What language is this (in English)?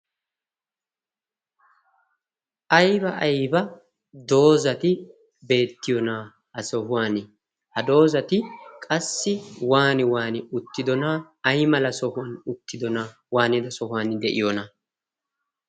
Wolaytta